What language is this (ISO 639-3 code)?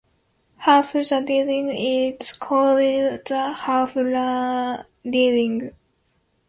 eng